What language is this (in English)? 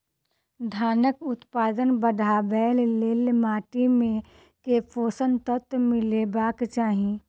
Maithili